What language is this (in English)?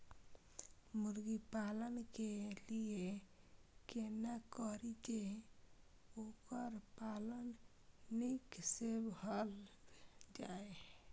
Maithili